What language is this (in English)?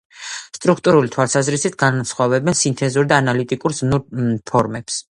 Georgian